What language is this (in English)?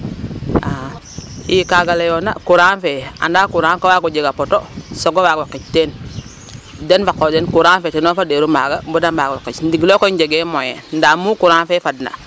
Serer